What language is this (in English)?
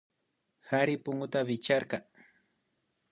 Imbabura Highland Quichua